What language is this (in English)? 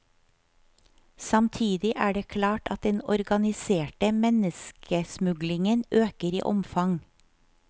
Norwegian